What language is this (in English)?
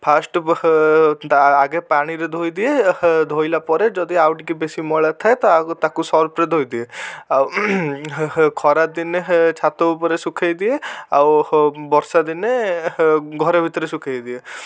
Odia